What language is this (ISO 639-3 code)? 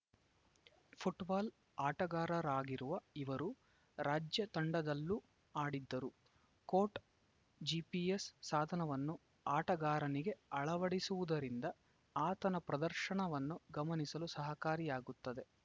kan